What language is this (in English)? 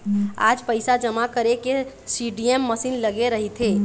Chhattisgarhi